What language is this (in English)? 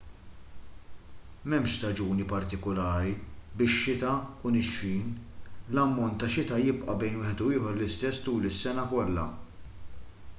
Maltese